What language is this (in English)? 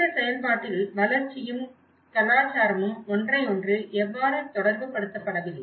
Tamil